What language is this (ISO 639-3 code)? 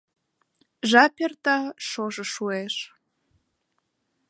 chm